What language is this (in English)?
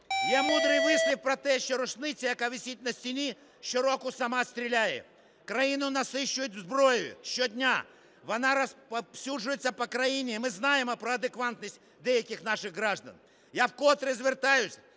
Ukrainian